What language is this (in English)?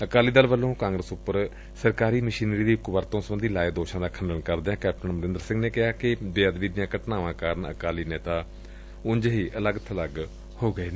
Punjabi